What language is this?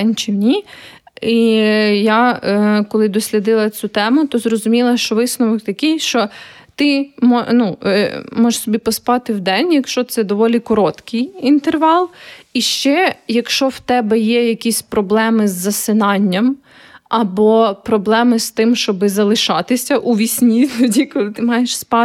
Ukrainian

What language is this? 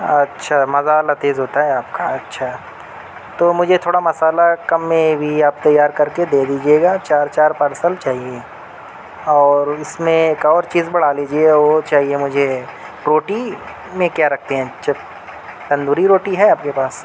Urdu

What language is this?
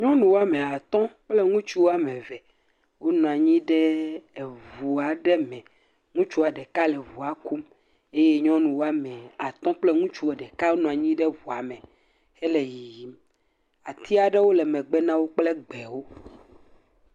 Ewe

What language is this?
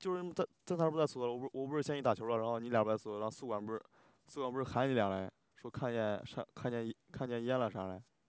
Chinese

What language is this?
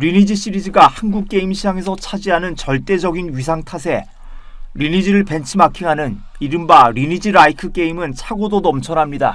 Korean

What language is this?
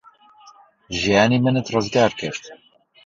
Central Kurdish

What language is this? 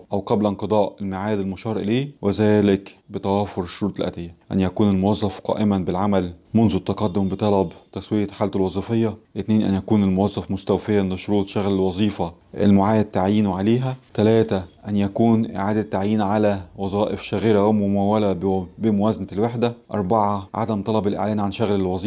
Arabic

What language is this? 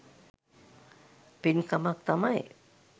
Sinhala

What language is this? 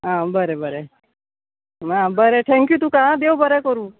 Konkani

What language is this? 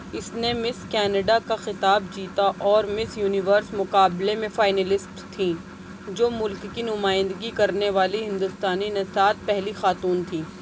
Urdu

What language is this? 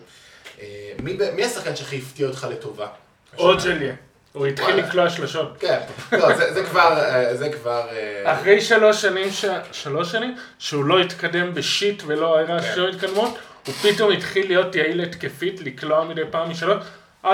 Hebrew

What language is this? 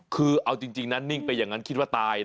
Thai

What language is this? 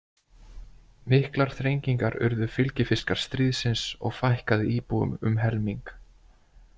Icelandic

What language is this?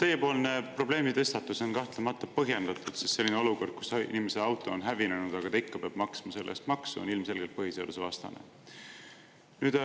Estonian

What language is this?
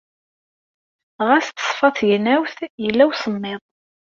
Kabyle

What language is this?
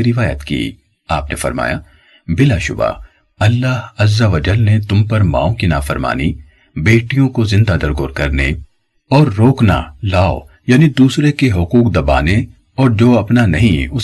Urdu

